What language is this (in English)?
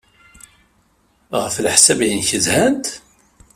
Kabyle